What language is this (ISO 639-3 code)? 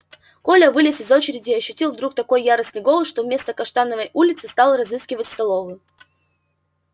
rus